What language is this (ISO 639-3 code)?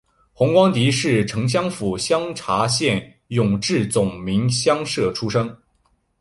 zho